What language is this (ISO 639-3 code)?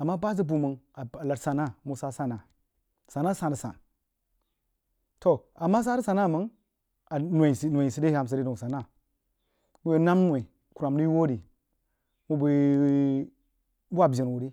juo